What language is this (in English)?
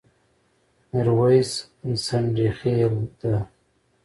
Pashto